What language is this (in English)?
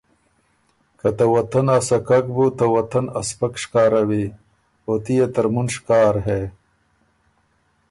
Ormuri